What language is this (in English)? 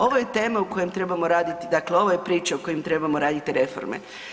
Croatian